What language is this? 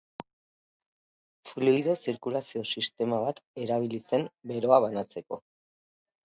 Basque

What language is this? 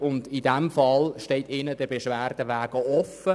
Swiss German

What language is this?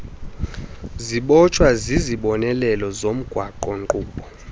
Xhosa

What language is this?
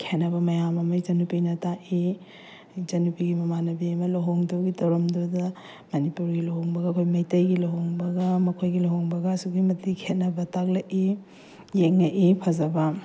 Manipuri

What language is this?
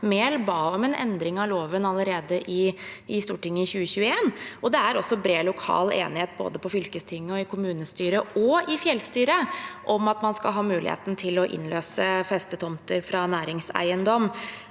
Norwegian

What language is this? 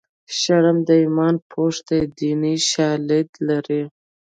Pashto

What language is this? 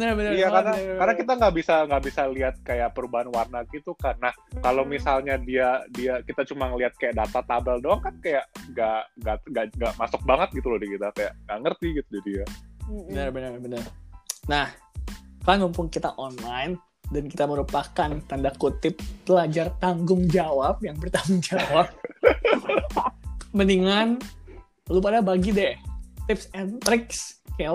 Indonesian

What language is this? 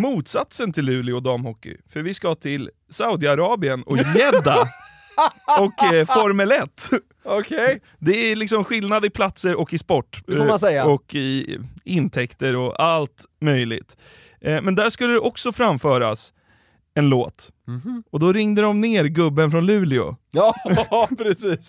Swedish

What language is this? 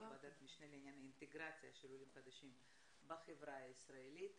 Hebrew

